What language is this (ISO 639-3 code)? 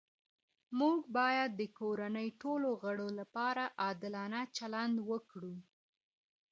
pus